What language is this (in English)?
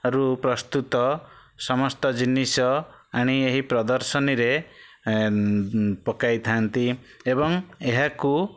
Odia